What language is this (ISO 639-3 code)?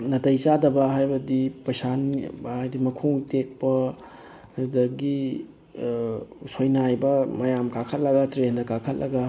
mni